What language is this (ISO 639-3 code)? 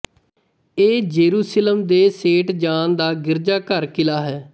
pan